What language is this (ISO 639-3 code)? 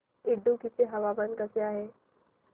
mar